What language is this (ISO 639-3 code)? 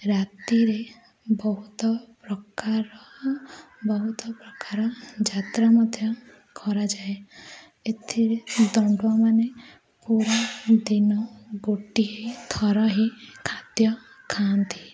ori